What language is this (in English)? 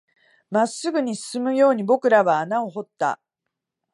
Japanese